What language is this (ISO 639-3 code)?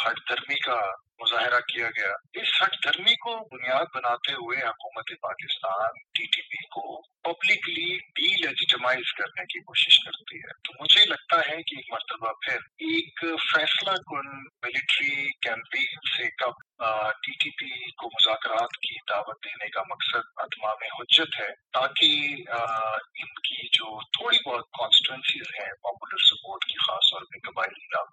urd